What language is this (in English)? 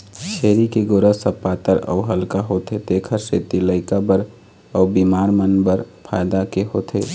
Chhattisgarhi